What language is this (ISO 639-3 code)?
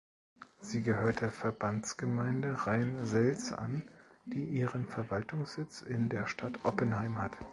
deu